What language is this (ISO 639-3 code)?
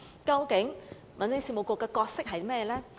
yue